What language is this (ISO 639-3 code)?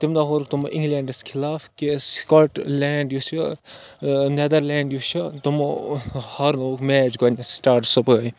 kas